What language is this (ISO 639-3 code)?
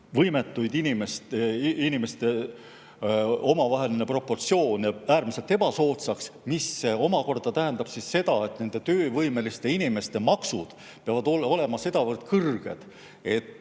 est